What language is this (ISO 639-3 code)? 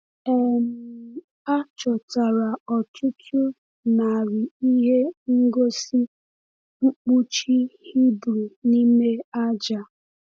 ibo